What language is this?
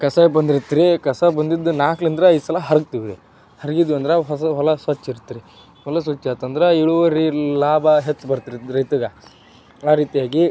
Kannada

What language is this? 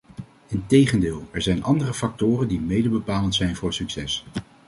Dutch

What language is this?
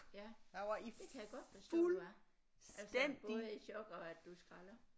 Danish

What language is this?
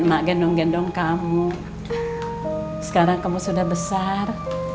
Indonesian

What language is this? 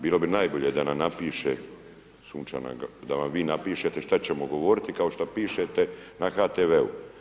Croatian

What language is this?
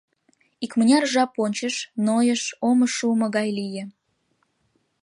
Mari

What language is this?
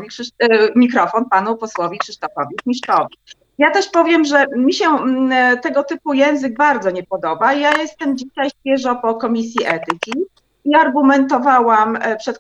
Polish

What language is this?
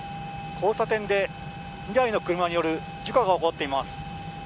Japanese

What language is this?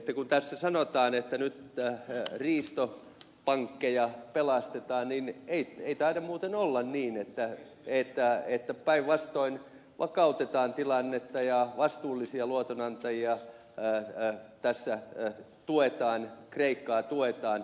Finnish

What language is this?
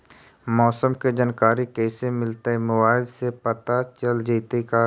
Magahi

